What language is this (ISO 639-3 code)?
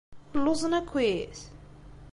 kab